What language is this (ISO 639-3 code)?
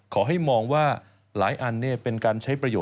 tha